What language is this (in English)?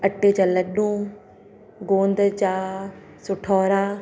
Sindhi